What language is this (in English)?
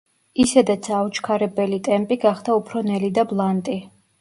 Georgian